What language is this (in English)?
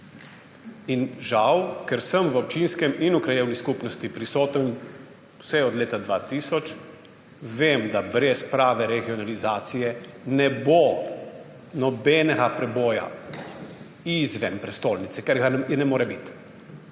Slovenian